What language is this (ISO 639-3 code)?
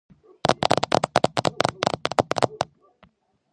kat